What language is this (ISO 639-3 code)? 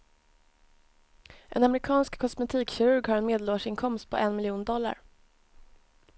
swe